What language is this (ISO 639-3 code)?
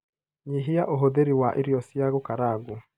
kik